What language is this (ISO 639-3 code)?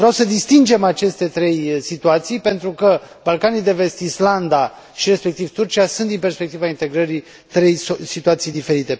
ron